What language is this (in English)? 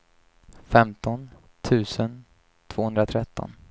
Swedish